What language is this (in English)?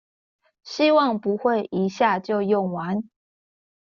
Chinese